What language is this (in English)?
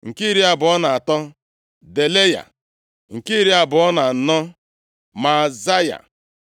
Igbo